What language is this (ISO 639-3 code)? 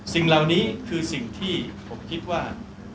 tha